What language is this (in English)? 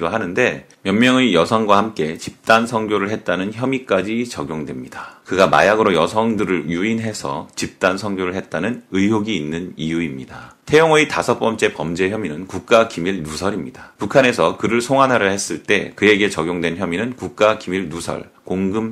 Korean